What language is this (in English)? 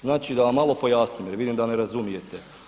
Croatian